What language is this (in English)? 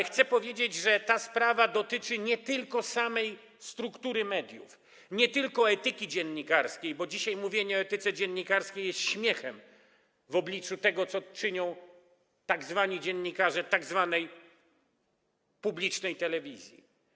Polish